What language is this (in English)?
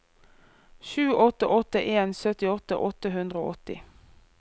Norwegian